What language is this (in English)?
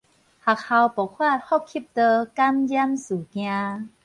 Min Nan Chinese